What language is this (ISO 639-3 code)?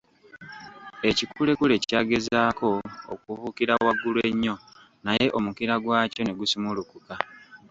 lug